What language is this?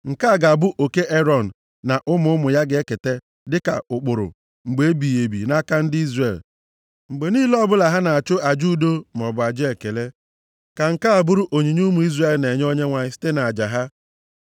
Igbo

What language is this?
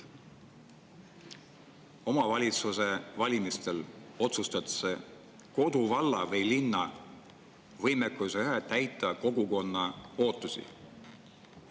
Estonian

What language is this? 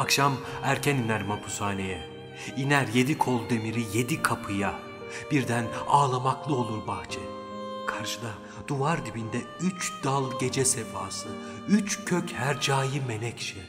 Turkish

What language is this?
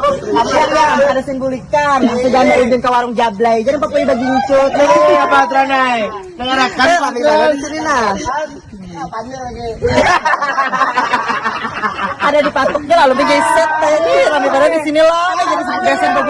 Indonesian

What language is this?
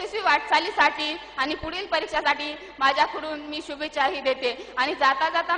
Marathi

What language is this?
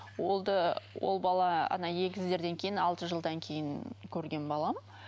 Kazakh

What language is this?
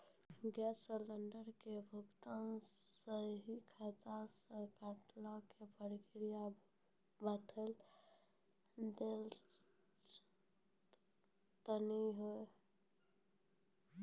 Maithili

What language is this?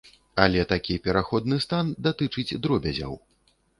Belarusian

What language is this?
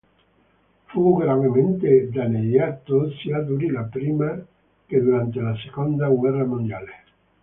Italian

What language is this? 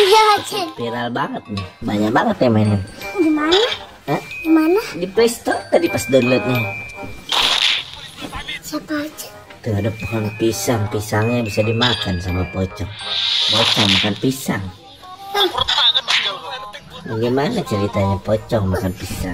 Indonesian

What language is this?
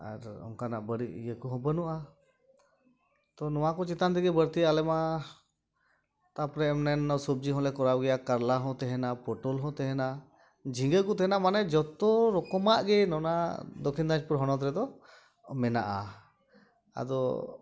Santali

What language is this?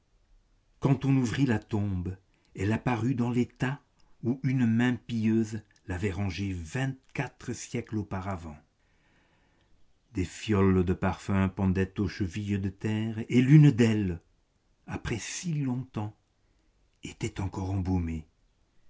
French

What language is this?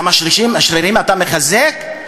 Hebrew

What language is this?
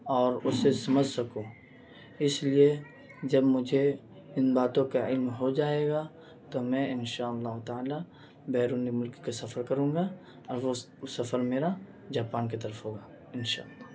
Urdu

